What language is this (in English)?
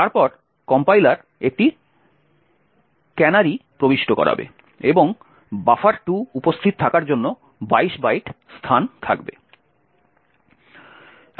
Bangla